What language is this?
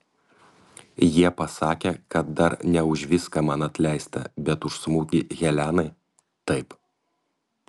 Lithuanian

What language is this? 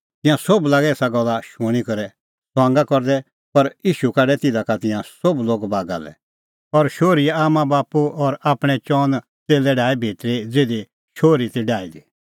Kullu Pahari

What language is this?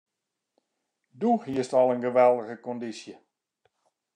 Western Frisian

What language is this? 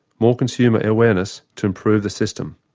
English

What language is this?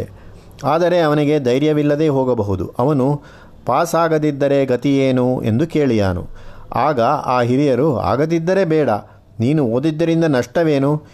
Kannada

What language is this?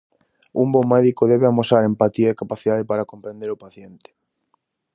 Galician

